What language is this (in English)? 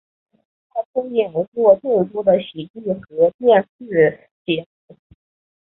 Chinese